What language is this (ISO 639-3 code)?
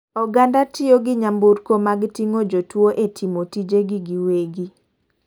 luo